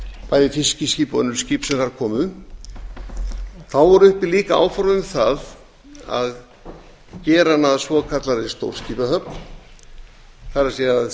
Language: Icelandic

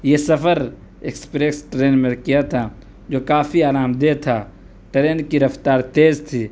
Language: Urdu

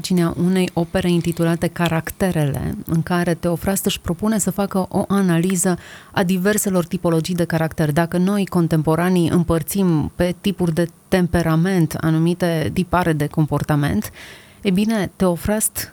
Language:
Romanian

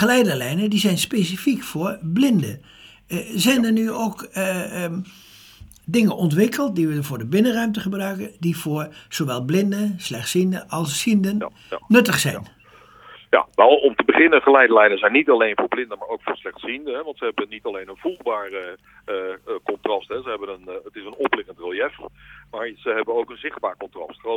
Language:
Dutch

